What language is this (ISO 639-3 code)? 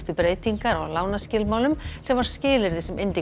isl